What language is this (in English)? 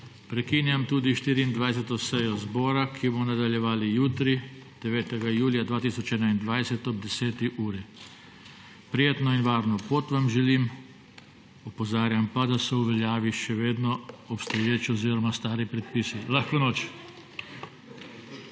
Slovenian